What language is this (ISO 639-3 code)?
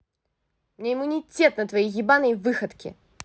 rus